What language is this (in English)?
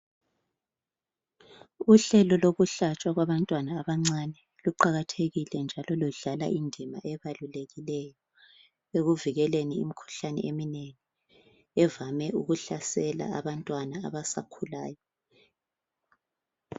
North Ndebele